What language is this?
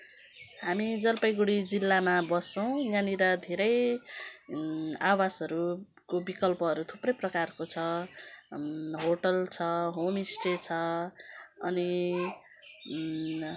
Nepali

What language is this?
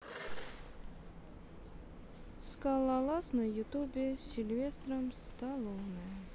Russian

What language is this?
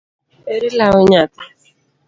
Luo (Kenya and Tanzania)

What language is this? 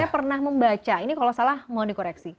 Indonesian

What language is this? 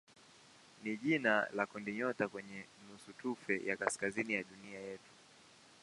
Swahili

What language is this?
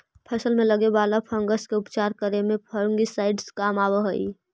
Magahi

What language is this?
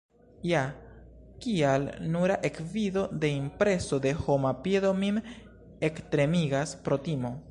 Esperanto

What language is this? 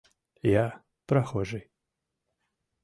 Mari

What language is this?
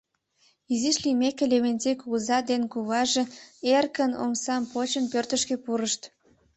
Mari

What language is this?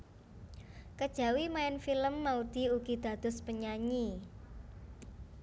Javanese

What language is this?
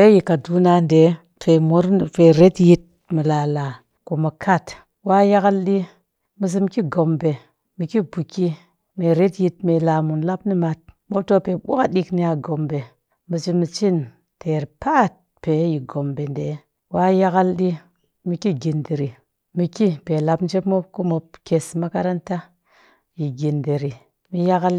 Cakfem-Mushere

